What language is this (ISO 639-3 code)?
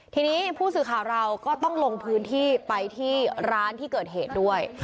tha